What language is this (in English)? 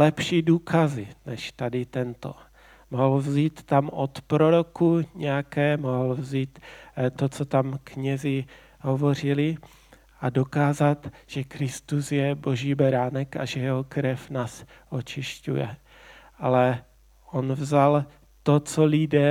Czech